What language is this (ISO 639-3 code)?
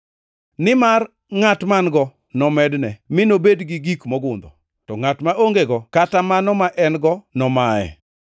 luo